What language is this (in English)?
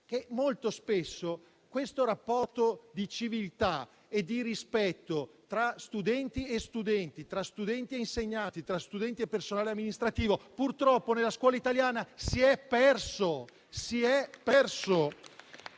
Italian